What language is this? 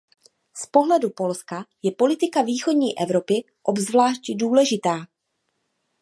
Czech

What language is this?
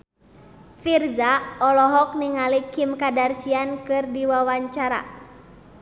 Sundanese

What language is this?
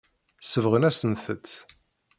Kabyle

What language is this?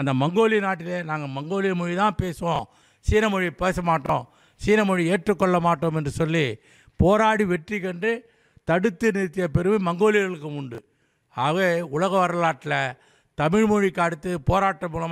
Tamil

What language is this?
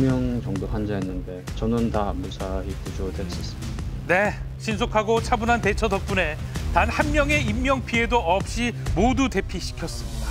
Korean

